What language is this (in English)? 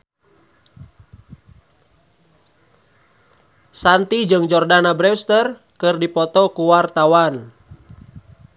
Sundanese